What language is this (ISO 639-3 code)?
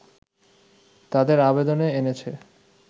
ben